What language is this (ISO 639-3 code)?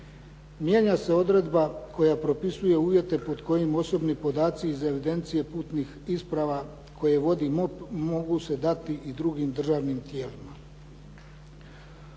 hrv